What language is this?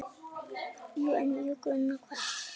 Icelandic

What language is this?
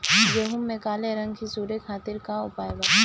Bhojpuri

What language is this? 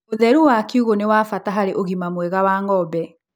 Kikuyu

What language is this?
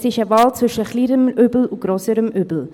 Swiss German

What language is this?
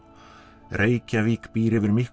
Icelandic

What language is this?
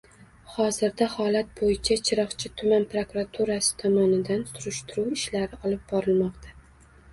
Uzbek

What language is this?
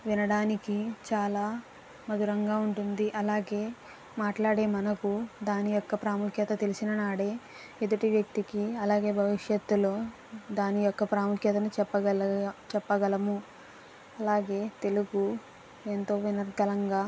Telugu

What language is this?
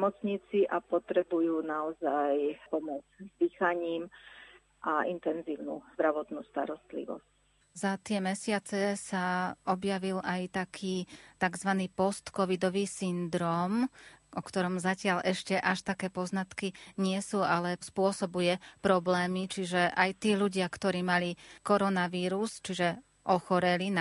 Slovak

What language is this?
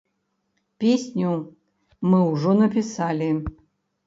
Belarusian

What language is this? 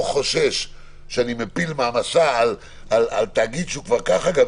Hebrew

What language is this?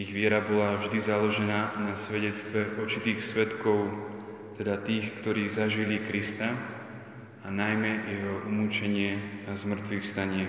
Slovak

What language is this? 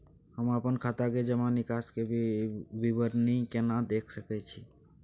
Maithili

